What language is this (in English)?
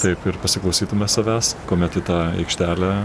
Lithuanian